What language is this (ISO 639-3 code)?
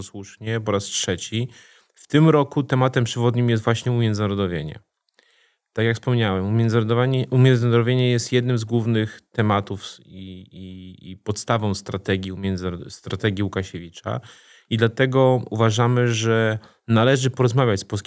pol